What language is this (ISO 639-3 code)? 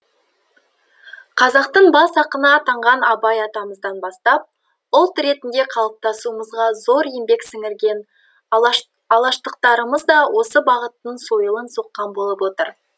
kaz